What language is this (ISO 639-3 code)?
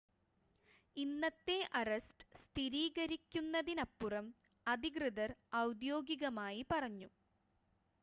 mal